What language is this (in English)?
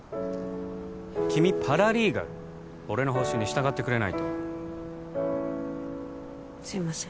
Japanese